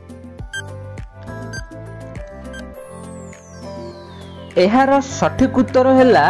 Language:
Hindi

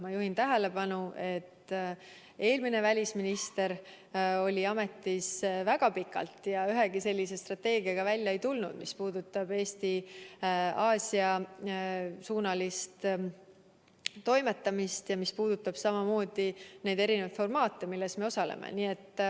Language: Estonian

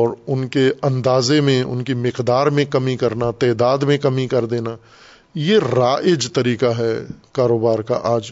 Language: Urdu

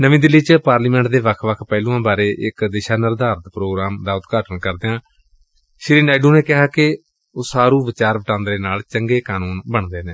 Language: Punjabi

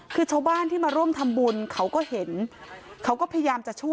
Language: Thai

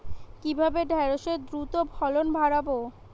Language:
Bangla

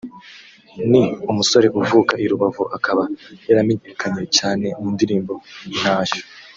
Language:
Kinyarwanda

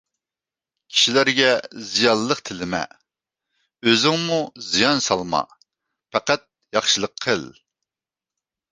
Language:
Uyghur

